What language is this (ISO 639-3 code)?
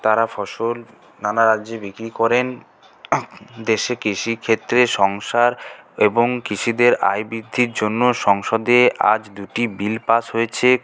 ben